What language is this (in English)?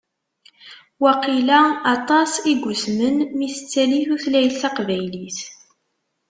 Kabyle